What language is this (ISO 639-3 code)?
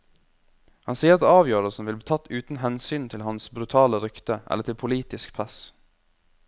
nor